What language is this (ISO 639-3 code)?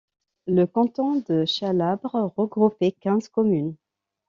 fra